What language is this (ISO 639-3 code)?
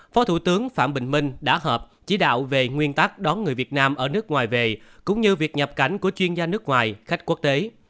vie